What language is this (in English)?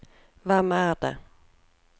Norwegian